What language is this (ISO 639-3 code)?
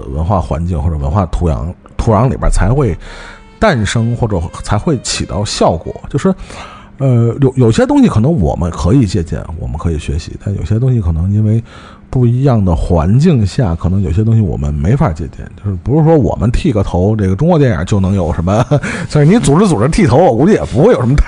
zho